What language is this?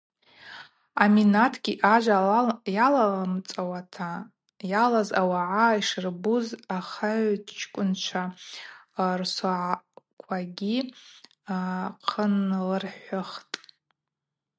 Abaza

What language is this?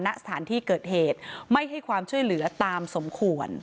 Thai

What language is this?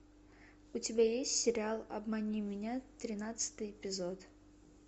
Russian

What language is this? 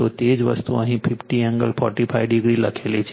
Gujarati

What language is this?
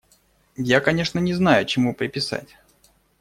Russian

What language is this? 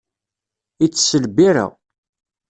Kabyle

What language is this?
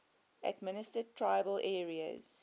English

